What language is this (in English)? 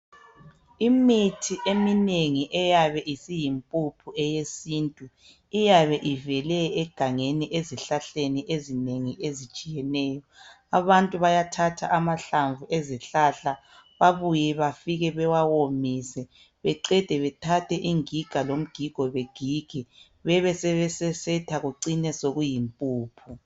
North Ndebele